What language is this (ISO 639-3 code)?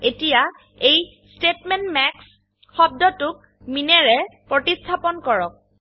asm